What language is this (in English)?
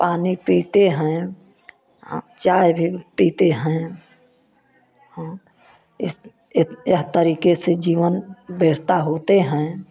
Hindi